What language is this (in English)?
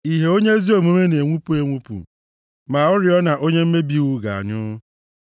Igbo